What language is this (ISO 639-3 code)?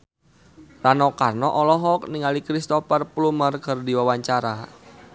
sun